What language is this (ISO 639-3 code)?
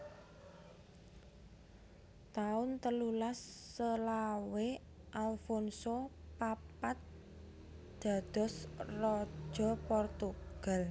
jav